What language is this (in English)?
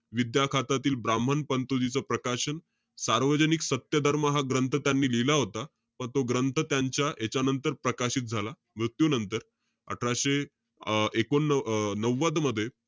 Marathi